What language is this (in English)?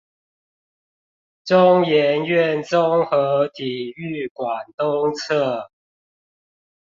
Chinese